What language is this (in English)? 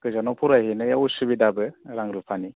Bodo